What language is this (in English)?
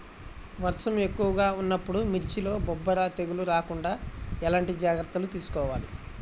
Telugu